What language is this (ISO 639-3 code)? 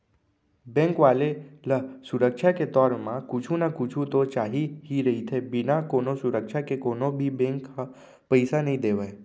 hne